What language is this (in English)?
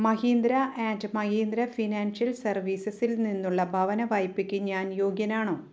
Malayalam